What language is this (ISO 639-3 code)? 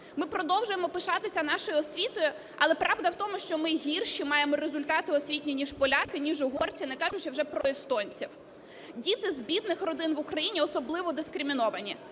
ukr